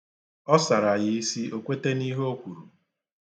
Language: Igbo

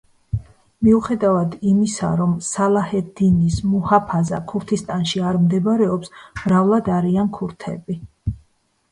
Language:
Georgian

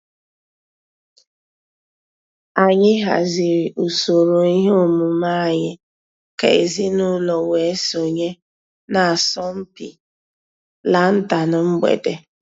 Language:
Igbo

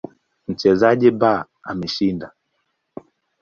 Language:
Swahili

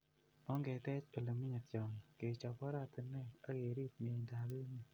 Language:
Kalenjin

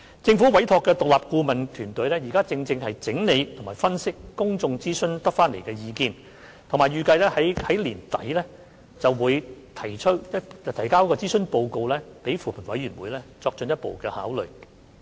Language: Cantonese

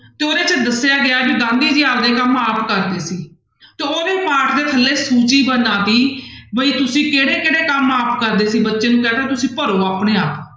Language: Punjabi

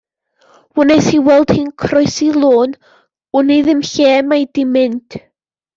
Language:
Welsh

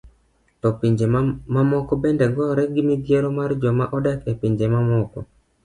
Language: Luo (Kenya and Tanzania)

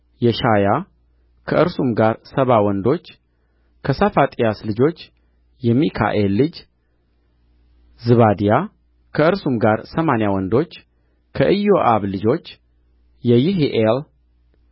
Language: Amharic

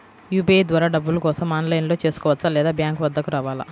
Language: Telugu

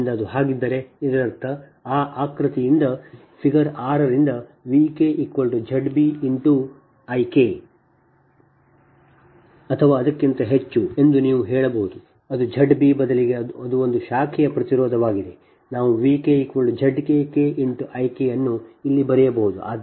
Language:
Kannada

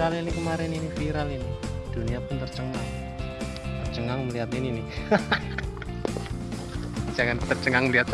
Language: Indonesian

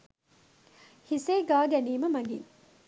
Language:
Sinhala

